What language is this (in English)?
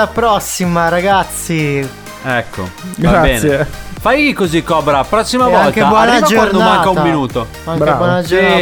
Italian